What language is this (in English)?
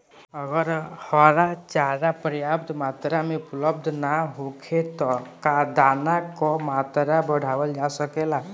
Bhojpuri